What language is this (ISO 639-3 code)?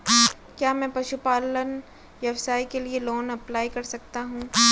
hin